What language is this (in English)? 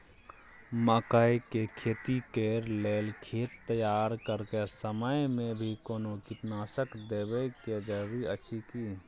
Maithili